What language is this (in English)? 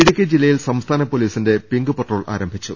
Malayalam